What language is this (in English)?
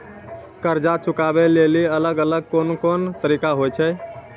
Maithili